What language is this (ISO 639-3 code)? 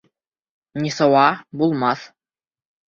bak